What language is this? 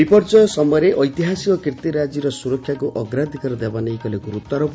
Odia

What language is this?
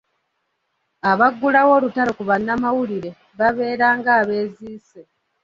Ganda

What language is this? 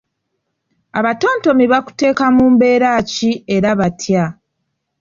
Ganda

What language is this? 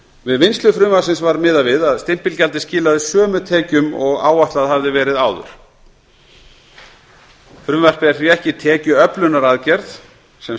Icelandic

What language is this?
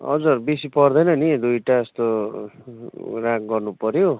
Nepali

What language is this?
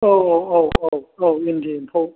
Bodo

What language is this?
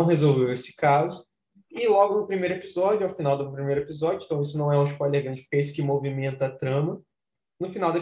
Portuguese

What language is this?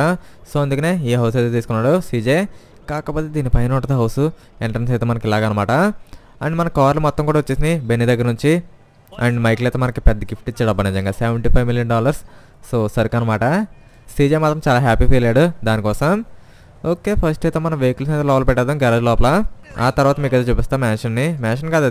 Telugu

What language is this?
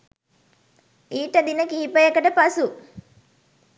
Sinhala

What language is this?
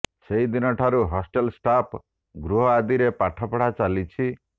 Odia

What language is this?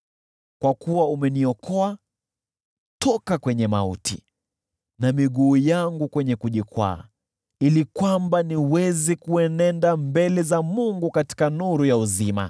Swahili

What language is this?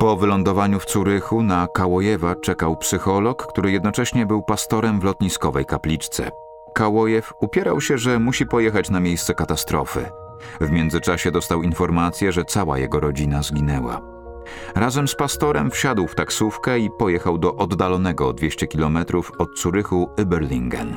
Polish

